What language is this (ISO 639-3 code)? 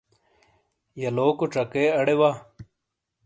scl